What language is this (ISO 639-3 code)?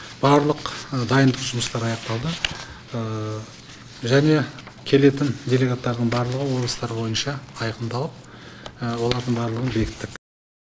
kaz